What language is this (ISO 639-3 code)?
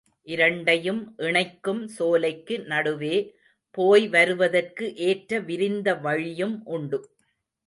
tam